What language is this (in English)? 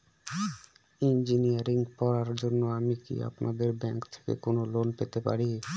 Bangla